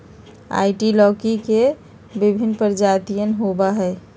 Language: Magahi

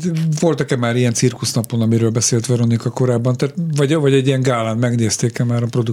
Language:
Hungarian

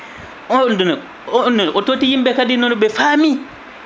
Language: Fula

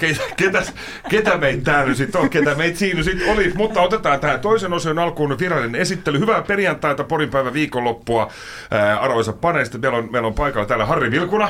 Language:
Finnish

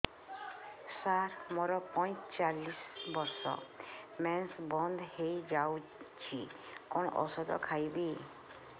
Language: Odia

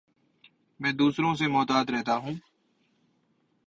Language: Urdu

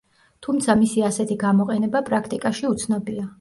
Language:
Georgian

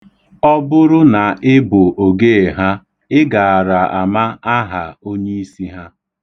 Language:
Igbo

